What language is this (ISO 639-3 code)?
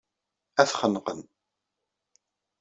kab